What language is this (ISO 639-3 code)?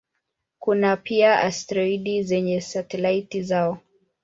swa